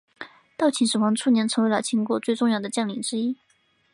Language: Chinese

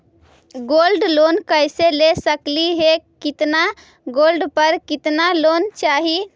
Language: Magahi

